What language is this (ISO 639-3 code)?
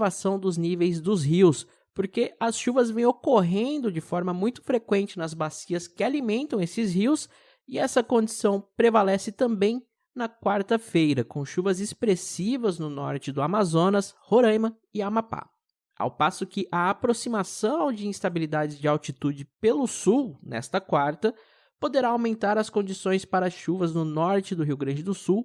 por